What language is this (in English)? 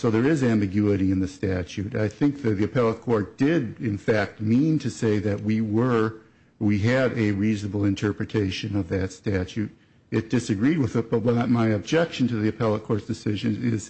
English